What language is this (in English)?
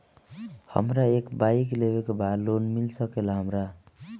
Bhojpuri